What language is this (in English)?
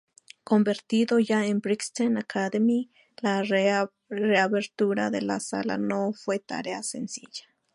Spanish